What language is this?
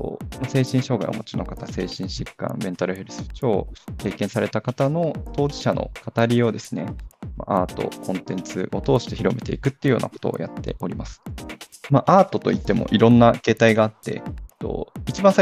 Japanese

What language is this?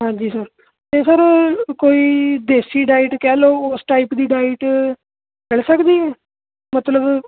Punjabi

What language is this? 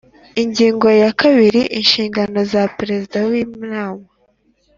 Kinyarwanda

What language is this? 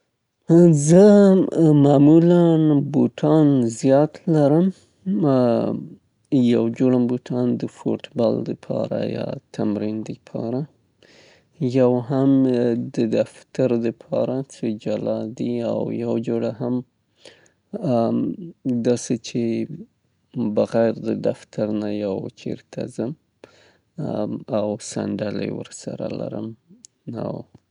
Southern Pashto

